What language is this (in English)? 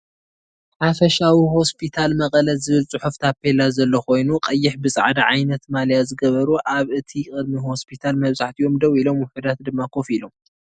Tigrinya